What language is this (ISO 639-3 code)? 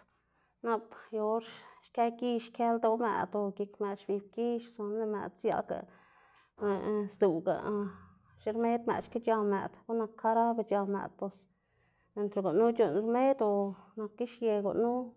ztg